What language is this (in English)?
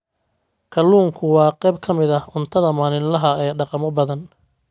Somali